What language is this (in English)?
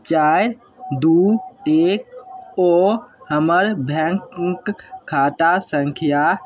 Maithili